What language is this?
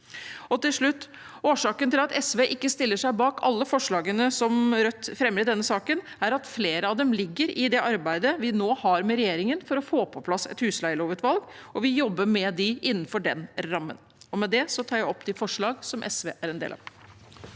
Norwegian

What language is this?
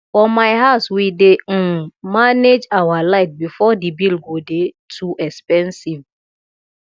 Nigerian Pidgin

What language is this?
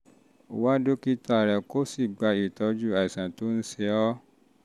Yoruba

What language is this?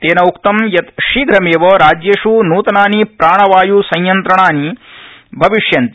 Sanskrit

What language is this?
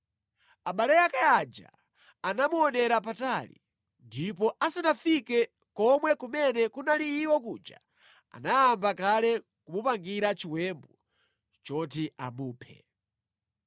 Nyanja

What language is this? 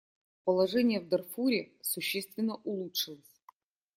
Russian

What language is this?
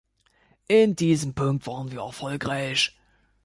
German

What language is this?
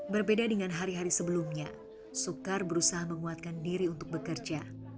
Indonesian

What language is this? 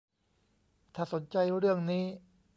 Thai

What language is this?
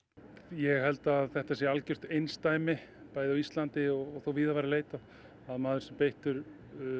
Icelandic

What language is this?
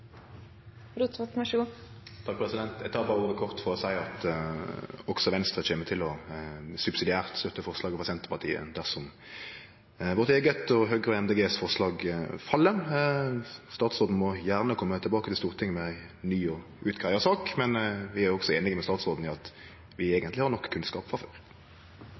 Norwegian Nynorsk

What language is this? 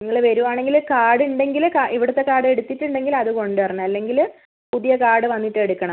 Malayalam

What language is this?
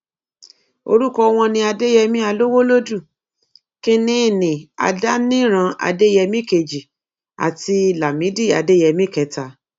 Yoruba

